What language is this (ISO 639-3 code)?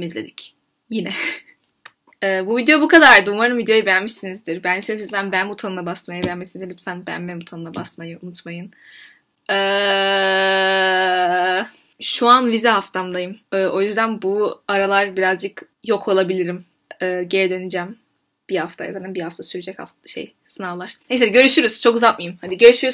tur